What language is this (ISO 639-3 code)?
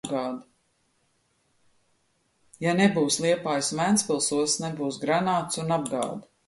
lav